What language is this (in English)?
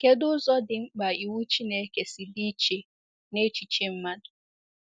Igbo